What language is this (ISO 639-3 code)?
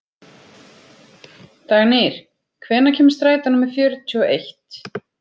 isl